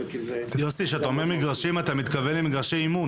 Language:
Hebrew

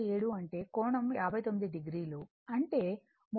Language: Telugu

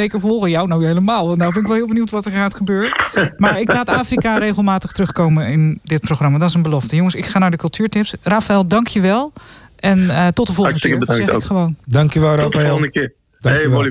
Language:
Dutch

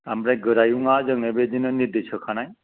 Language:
Bodo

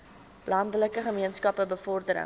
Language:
Afrikaans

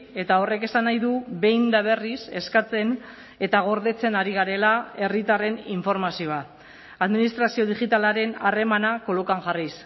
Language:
Basque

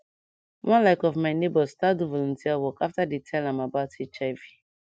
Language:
Nigerian Pidgin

